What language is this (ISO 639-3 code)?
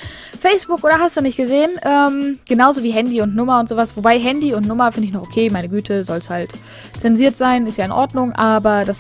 deu